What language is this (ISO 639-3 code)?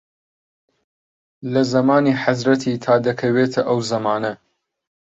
ckb